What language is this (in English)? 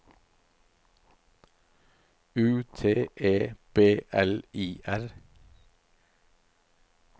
Norwegian